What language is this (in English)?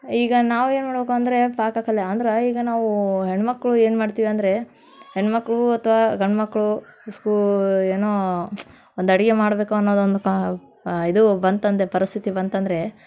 Kannada